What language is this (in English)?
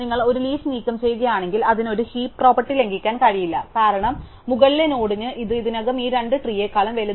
Malayalam